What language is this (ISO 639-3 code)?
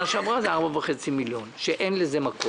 heb